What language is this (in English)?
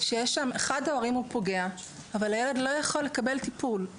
Hebrew